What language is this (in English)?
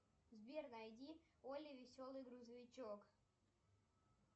Russian